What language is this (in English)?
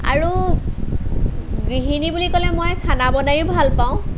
Assamese